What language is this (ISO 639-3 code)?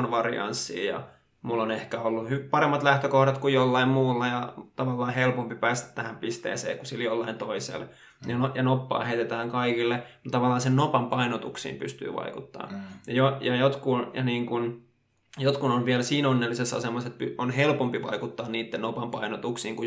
fin